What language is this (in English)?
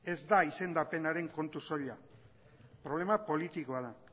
Basque